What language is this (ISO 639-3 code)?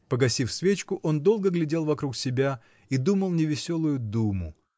rus